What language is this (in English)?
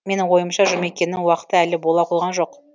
Kazakh